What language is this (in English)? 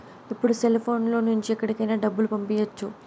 Telugu